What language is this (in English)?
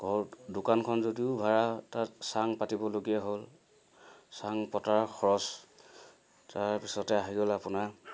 Assamese